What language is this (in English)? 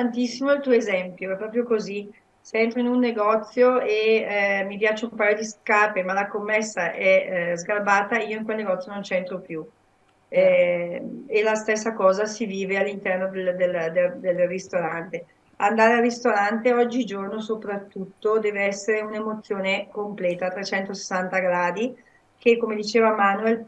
Italian